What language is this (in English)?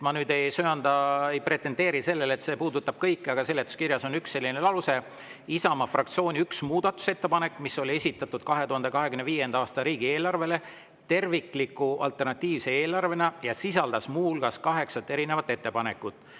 Estonian